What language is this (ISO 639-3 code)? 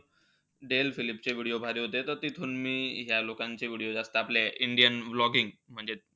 mar